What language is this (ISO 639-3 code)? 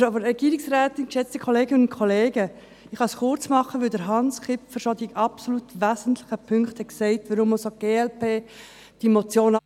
gsw